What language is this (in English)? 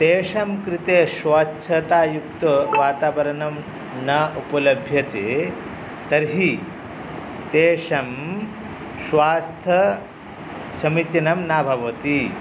Sanskrit